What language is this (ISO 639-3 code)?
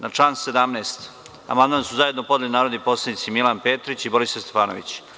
srp